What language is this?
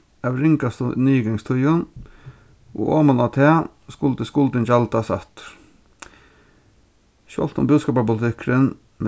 Faroese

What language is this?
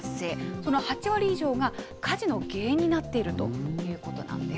Japanese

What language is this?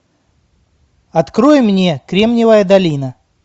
Russian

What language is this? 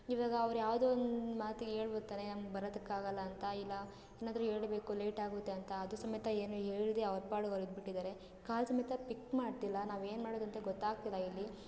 Kannada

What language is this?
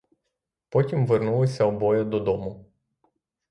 Ukrainian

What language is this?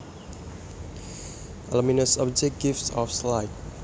Javanese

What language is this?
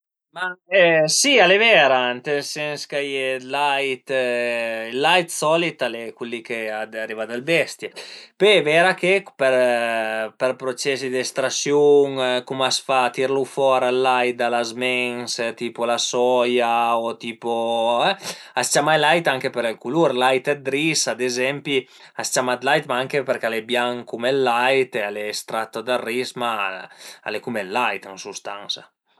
Piedmontese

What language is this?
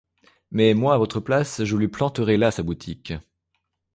French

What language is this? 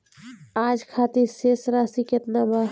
Bhojpuri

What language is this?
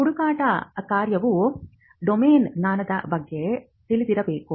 Kannada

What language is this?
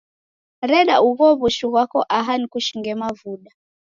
Taita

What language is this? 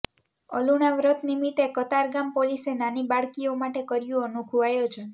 Gujarati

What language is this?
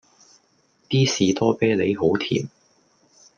Cantonese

